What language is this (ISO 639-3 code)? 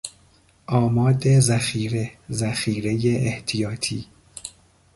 fas